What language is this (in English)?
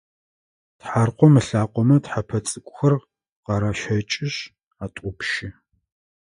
Adyghe